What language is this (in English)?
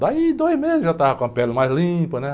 Portuguese